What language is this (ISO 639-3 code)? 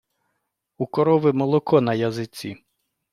ukr